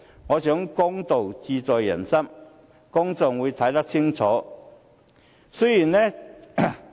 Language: Cantonese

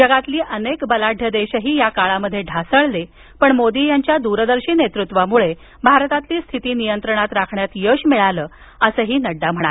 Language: Marathi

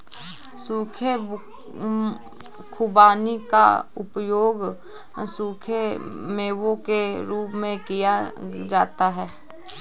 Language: Hindi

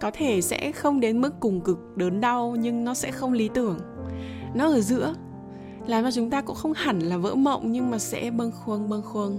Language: Vietnamese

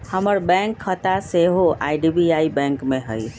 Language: Magahi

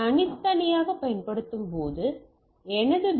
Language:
Tamil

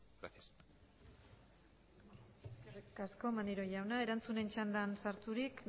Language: Basque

